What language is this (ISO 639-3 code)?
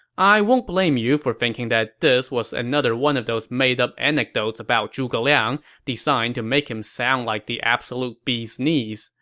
eng